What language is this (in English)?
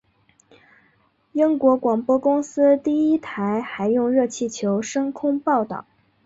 Chinese